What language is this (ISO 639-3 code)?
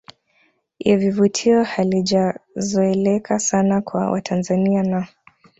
swa